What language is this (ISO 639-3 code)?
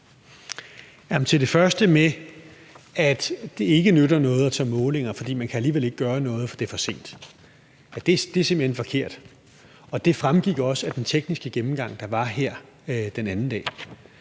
dan